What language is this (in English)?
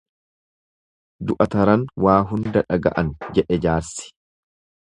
Oromo